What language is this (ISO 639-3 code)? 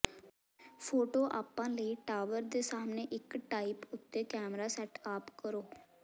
pan